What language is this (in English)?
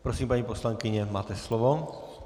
Czech